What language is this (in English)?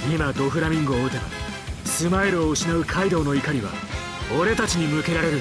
Japanese